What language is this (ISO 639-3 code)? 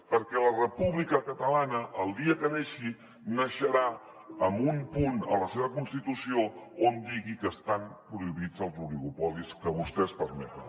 cat